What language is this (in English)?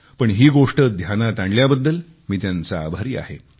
Marathi